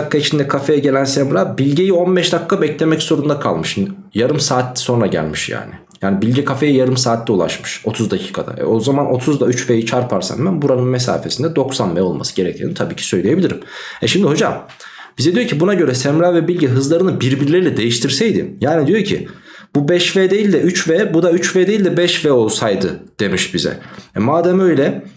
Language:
Turkish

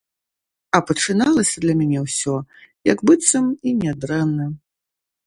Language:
Belarusian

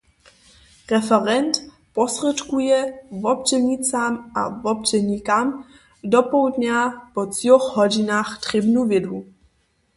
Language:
Upper Sorbian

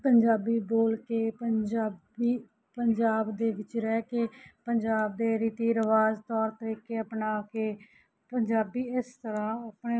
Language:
Punjabi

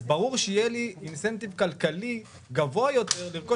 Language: Hebrew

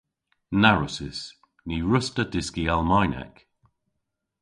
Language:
Cornish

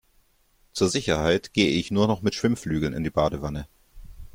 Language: German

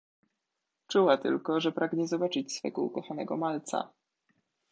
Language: Polish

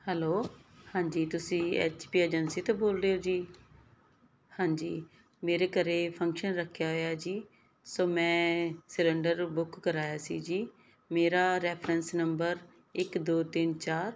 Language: Punjabi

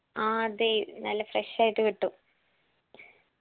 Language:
Malayalam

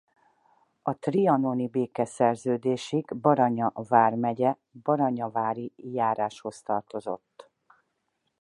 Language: Hungarian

